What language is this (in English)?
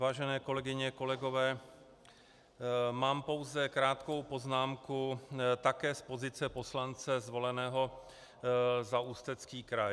Czech